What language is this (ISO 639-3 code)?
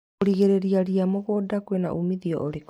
kik